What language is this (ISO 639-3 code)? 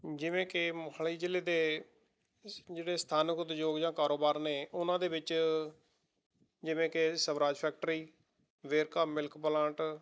pan